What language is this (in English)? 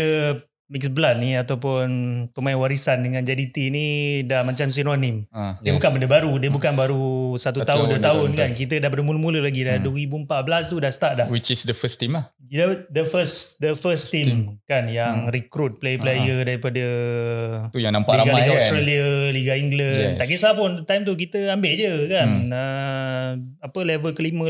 Malay